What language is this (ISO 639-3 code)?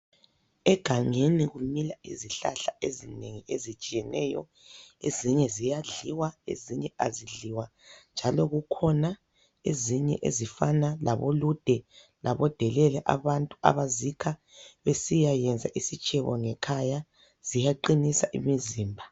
nde